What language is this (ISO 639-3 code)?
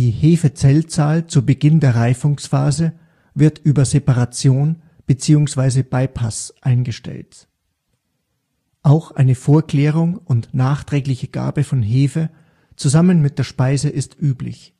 deu